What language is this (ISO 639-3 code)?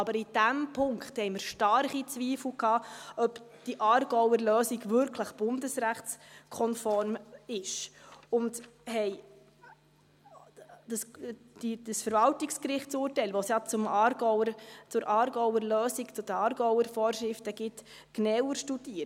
gsw